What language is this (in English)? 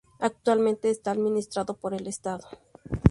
Spanish